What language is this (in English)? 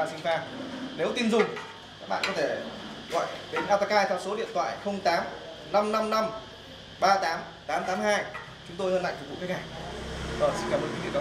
Vietnamese